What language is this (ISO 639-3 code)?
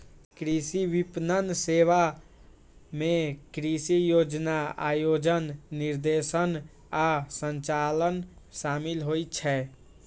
mai